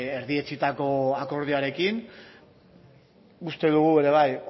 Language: Basque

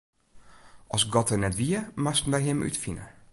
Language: Western Frisian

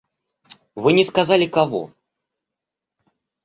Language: Russian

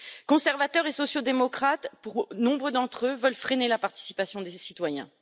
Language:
French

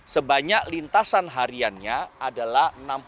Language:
Indonesian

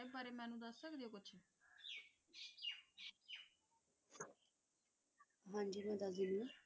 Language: Punjabi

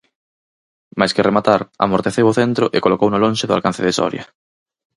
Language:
Galician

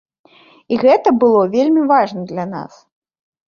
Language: Belarusian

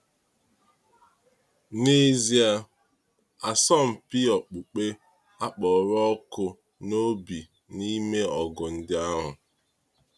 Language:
Igbo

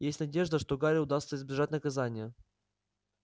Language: Russian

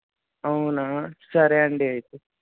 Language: Telugu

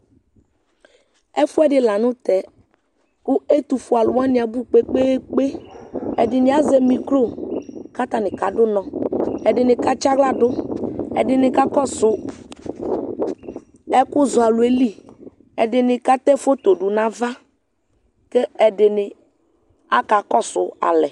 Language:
Ikposo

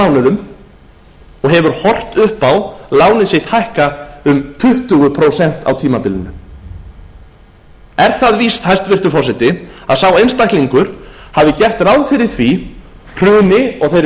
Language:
Icelandic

